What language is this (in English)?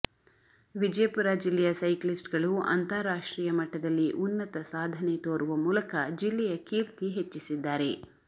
Kannada